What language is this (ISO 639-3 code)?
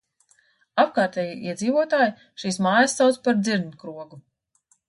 lav